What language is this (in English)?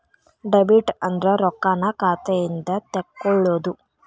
Kannada